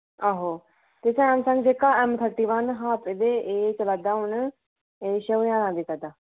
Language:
Dogri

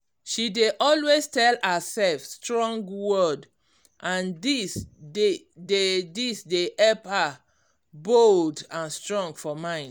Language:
Nigerian Pidgin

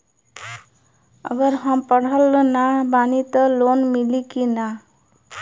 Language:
Bhojpuri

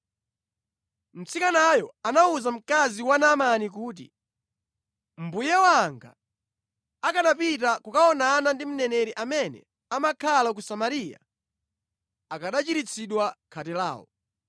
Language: Nyanja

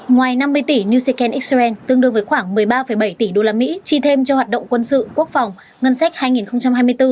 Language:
Vietnamese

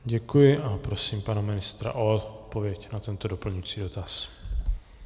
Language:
Czech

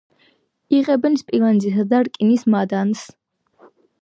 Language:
Georgian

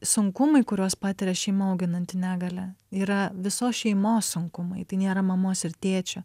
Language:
Lithuanian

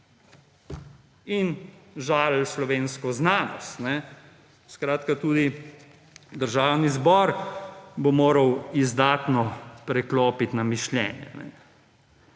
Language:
Slovenian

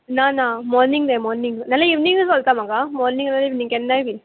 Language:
Konkani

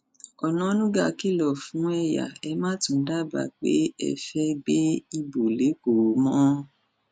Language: Yoruba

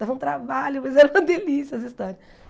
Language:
Portuguese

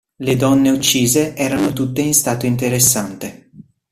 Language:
Italian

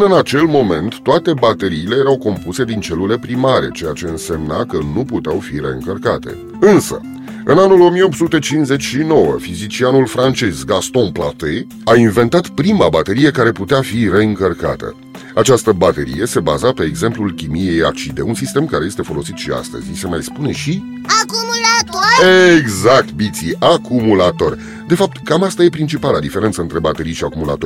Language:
Romanian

